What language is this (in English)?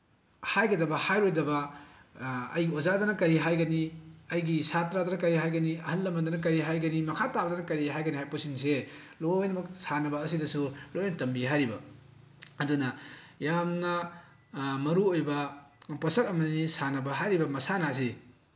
Manipuri